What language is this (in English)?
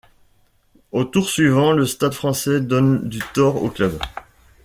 French